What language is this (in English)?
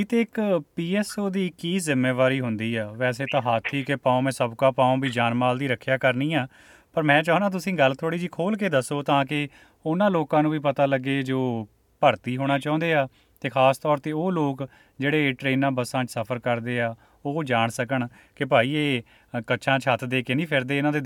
Punjabi